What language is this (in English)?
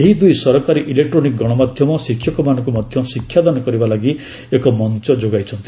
Odia